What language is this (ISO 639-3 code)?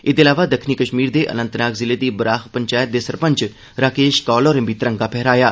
doi